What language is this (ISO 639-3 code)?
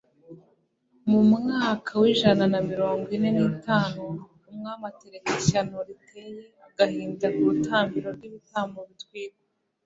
kin